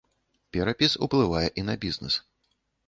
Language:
Belarusian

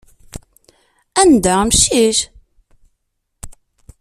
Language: Kabyle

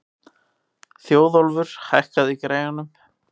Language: Icelandic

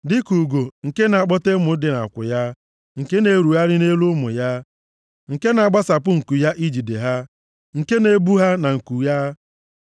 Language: Igbo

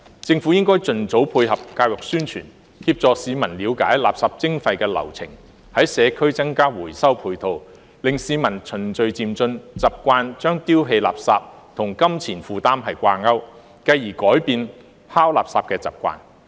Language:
Cantonese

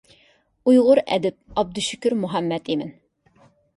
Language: Uyghur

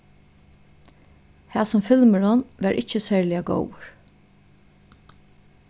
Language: Faroese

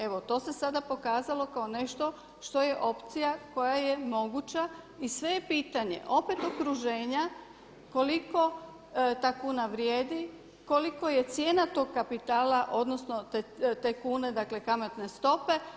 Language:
Croatian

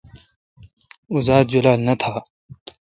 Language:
Kalkoti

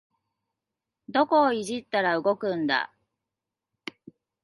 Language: Japanese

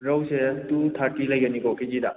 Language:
Manipuri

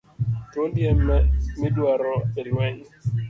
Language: Luo (Kenya and Tanzania)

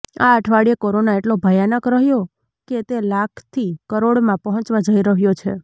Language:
Gujarati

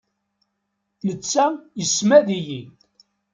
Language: Kabyle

